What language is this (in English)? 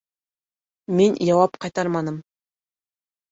Bashkir